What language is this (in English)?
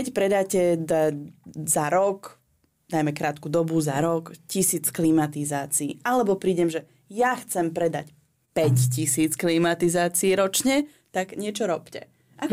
Slovak